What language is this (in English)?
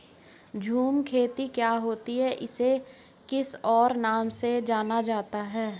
Hindi